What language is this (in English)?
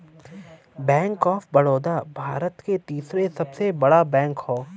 Bhojpuri